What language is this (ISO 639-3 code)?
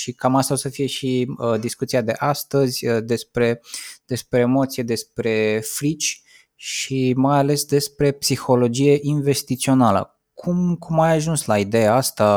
ron